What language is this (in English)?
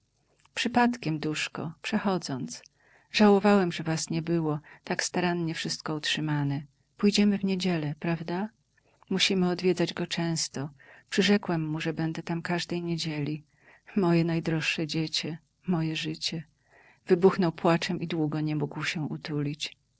Polish